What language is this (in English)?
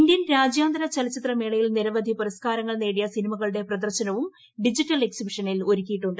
Malayalam